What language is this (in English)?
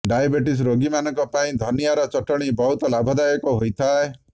Odia